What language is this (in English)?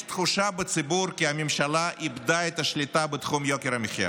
Hebrew